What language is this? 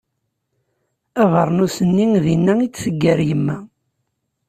Kabyle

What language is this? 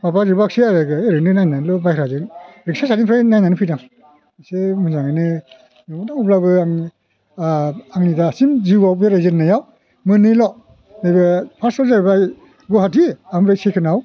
Bodo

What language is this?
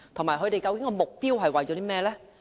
Cantonese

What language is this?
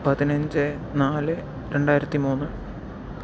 Malayalam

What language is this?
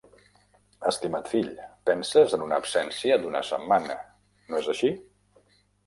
Catalan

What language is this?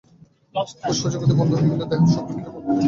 Bangla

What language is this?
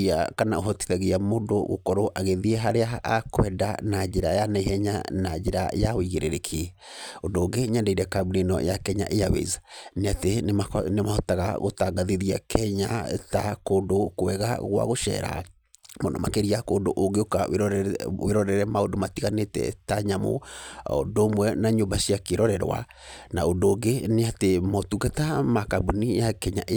Kikuyu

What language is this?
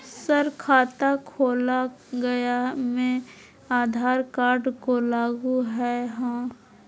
Magahi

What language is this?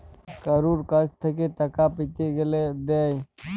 Bangla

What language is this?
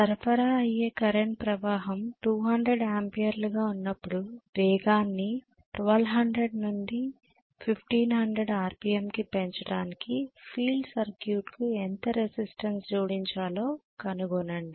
Telugu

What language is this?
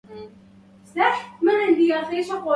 Arabic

